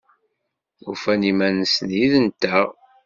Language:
Kabyle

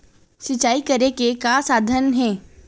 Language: Chhattisgarhi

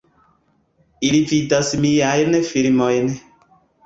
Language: Esperanto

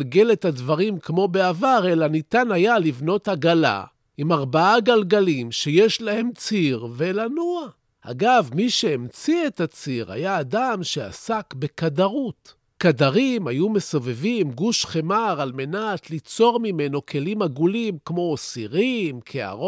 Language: Hebrew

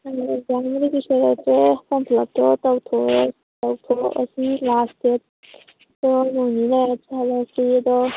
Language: Manipuri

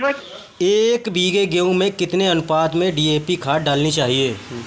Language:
Hindi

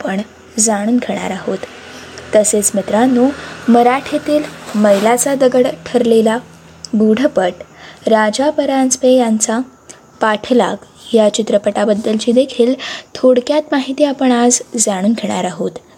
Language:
Marathi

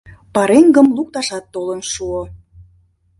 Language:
Mari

